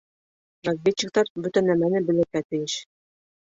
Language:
Bashkir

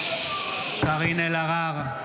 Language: Hebrew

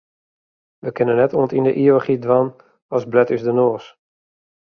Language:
Western Frisian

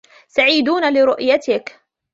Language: Arabic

